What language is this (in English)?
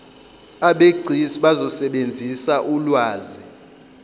Zulu